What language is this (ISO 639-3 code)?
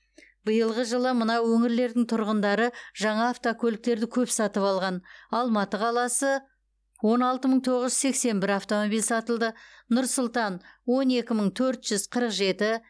kaz